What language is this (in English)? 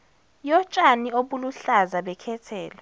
Zulu